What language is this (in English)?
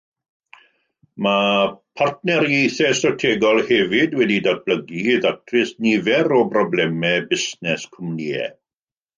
Welsh